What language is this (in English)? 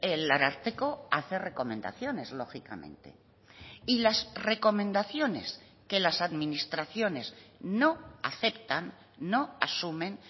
Spanish